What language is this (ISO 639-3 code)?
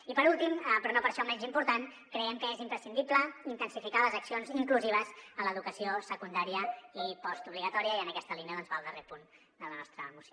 cat